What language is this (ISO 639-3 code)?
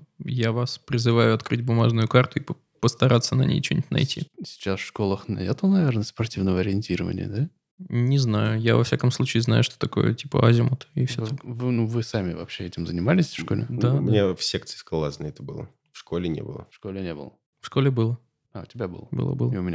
rus